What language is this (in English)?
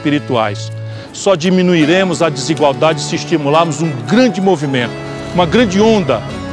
Portuguese